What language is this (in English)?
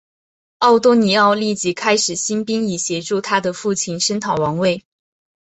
Chinese